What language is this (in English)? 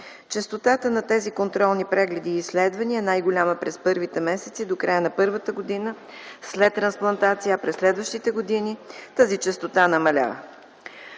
Bulgarian